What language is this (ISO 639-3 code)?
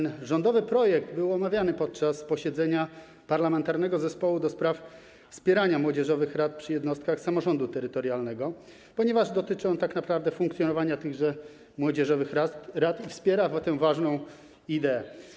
pol